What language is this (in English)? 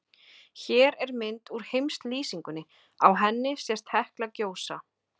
Icelandic